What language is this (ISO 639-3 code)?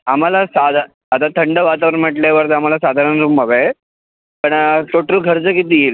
mar